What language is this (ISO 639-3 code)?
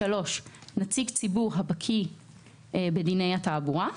heb